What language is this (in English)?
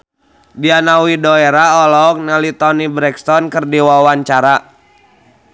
Sundanese